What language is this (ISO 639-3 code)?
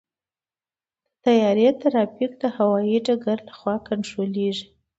pus